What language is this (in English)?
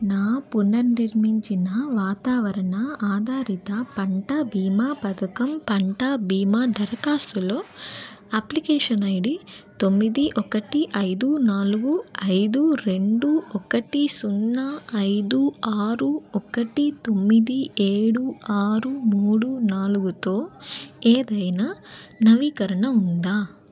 Telugu